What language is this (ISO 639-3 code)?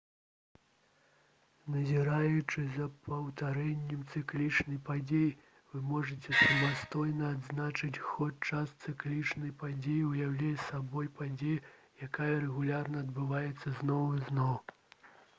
bel